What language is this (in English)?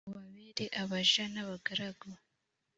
Kinyarwanda